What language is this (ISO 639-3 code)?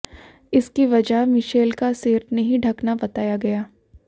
hin